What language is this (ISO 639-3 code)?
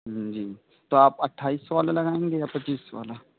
urd